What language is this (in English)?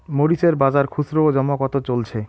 Bangla